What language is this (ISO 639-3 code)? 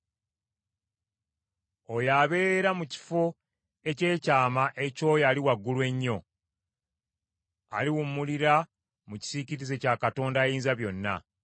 lug